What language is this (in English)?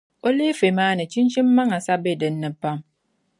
Dagbani